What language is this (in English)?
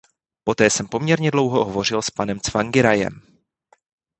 Czech